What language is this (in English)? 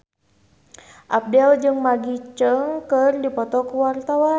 Sundanese